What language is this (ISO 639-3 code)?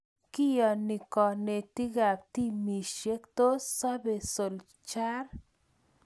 kln